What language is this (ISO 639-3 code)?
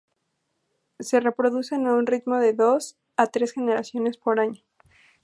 spa